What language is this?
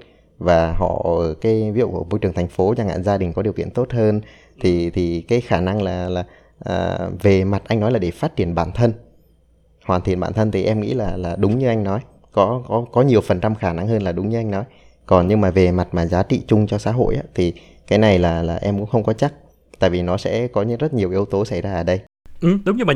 Vietnamese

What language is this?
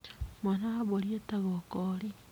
Kikuyu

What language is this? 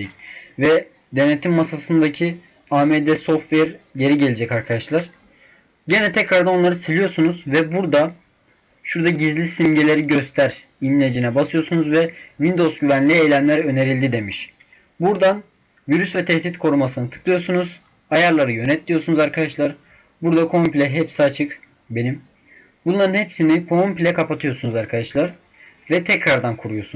Turkish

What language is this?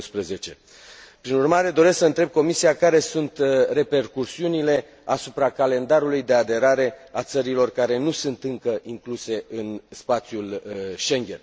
Romanian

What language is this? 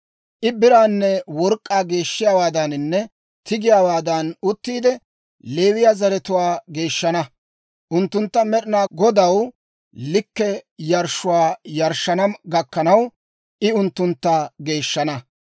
Dawro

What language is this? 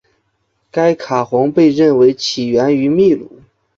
Chinese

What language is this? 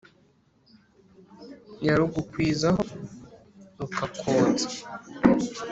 Kinyarwanda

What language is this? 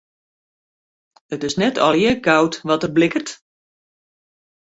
Western Frisian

